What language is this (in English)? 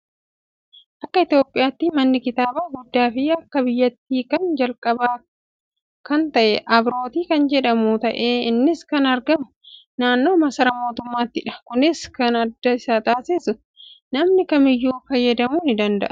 Oromo